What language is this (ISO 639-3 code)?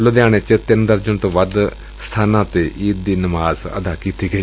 pan